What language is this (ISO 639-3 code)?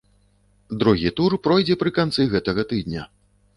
bel